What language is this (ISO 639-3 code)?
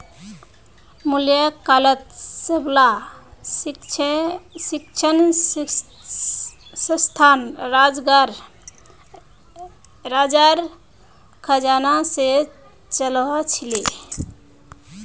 mag